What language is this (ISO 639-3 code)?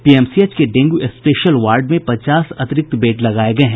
hin